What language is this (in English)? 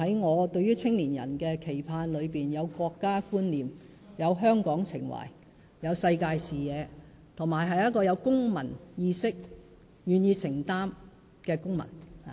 Cantonese